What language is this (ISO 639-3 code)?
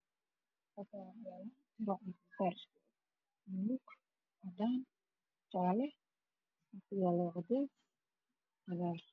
som